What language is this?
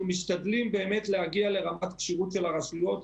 Hebrew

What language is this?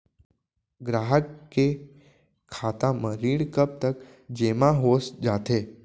Chhattisgarhi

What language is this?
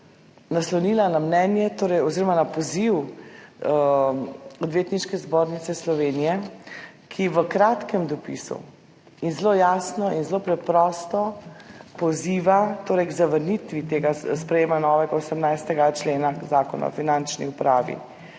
Slovenian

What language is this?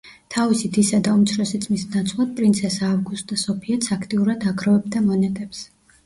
Georgian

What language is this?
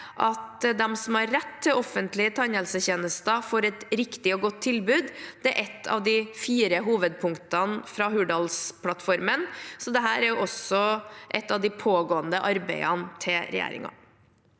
Norwegian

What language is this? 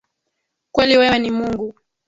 Swahili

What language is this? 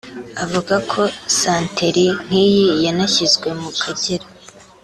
Kinyarwanda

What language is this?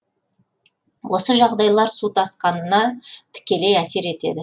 Kazakh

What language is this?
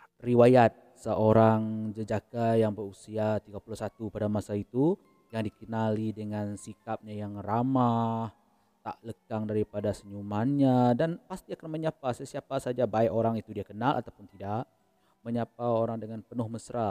Malay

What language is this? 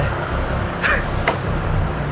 Indonesian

